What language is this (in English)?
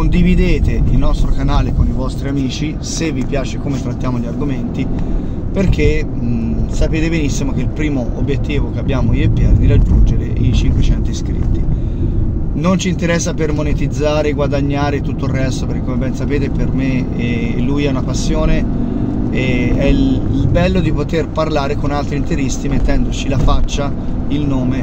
Italian